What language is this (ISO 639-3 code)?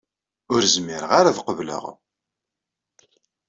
kab